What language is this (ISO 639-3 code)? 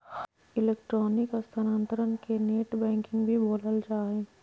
mag